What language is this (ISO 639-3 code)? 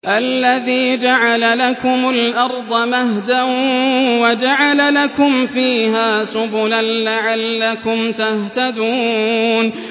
ara